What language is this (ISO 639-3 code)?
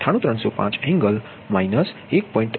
guj